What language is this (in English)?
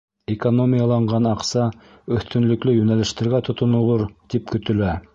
Bashkir